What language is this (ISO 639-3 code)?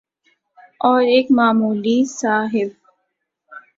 urd